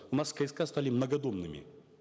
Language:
Kazakh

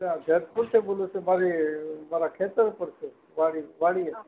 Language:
Gujarati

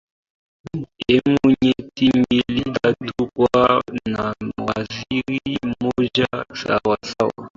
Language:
Swahili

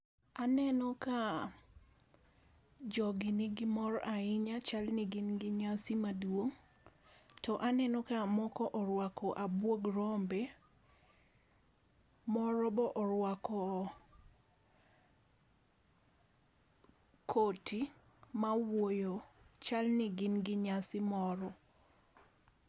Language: Luo (Kenya and Tanzania)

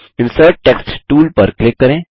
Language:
Hindi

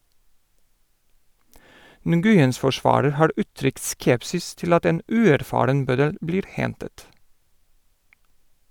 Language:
Norwegian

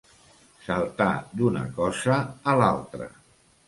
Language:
Catalan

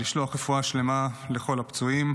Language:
Hebrew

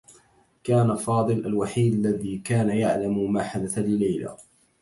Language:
Arabic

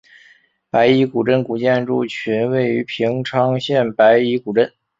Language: Chinese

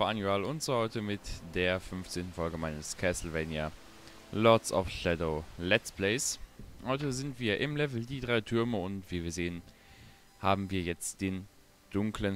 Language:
German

